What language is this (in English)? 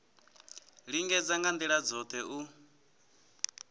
Venda